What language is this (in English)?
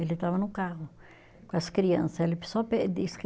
Portuguese